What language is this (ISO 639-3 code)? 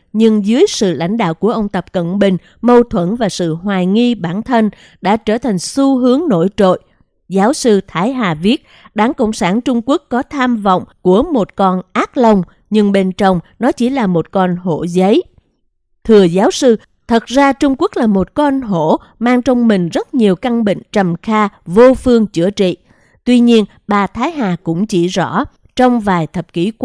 vie